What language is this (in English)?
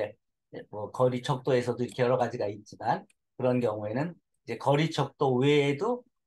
Korean